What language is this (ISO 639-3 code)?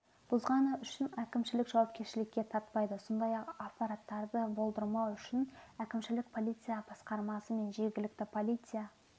kaz